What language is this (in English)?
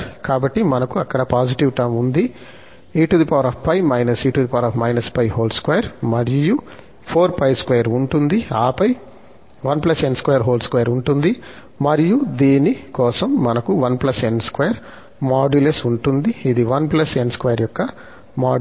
Telugu